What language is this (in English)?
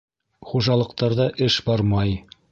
Bashkir